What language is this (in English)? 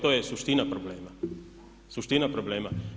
Croatian